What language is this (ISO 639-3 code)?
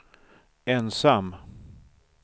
swe